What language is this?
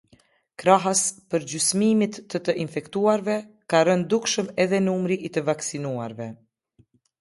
Albanian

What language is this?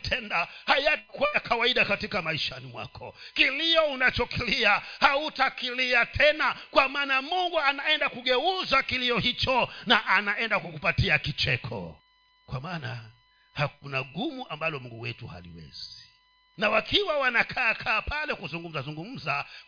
Swahili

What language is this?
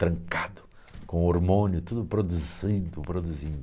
Portuguese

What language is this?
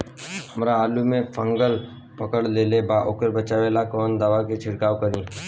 Bhojpuri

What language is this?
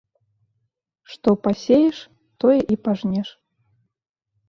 Belarusian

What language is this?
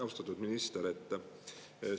Estonian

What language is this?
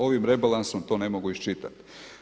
Croatian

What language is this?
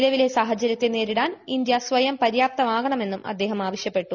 Malayalam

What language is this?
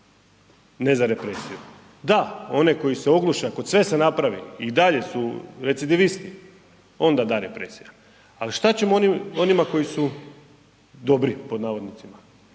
Croatian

